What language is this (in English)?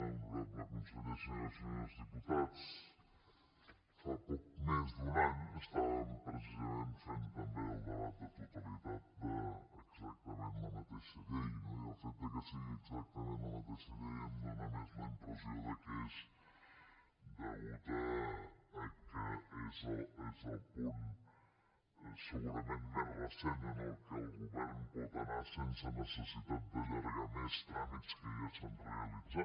Catalan